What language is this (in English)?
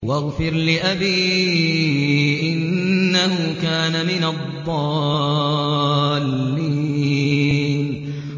Arabic